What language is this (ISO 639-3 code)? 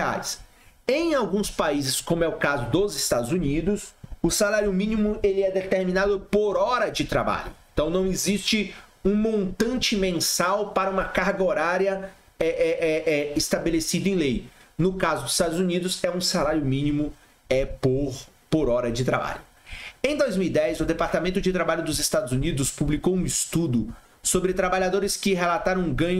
por